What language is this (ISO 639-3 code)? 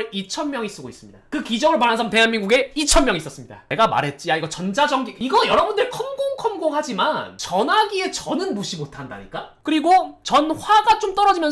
kor